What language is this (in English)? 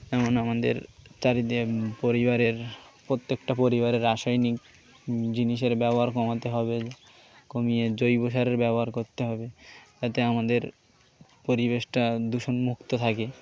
Bangla